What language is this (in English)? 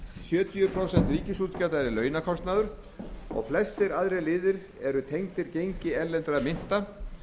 Icelandic